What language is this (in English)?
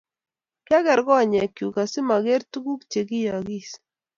Kalenjin